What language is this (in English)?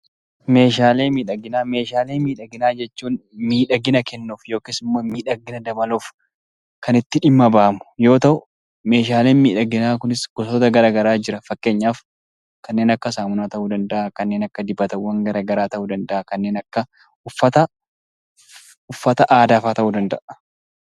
Oromo